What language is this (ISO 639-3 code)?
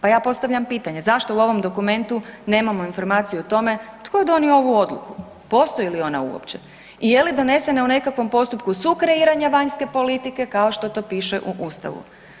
hrv